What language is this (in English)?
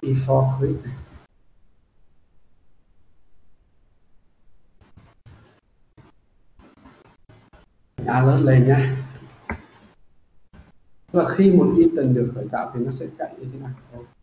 Vietnamese